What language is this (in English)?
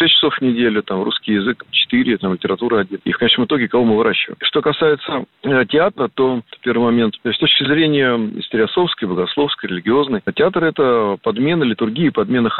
Russian